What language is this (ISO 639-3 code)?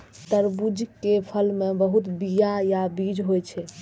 mai